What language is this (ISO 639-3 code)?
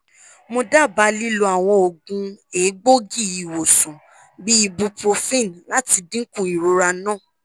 yor